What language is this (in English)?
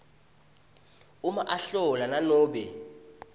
Swati